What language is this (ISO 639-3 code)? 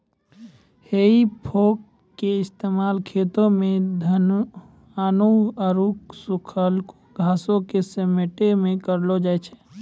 mai